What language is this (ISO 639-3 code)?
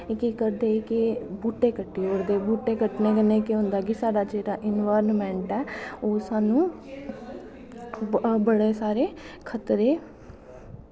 doi